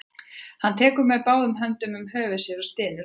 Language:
Icelandic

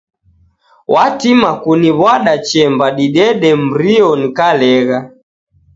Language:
Taita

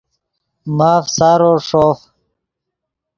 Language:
Yidgha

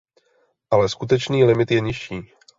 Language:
Czech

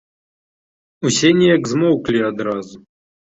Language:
Belarusian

